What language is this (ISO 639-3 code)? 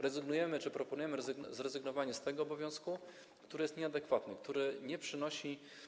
pol